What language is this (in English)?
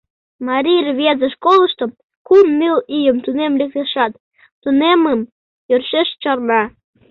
Mari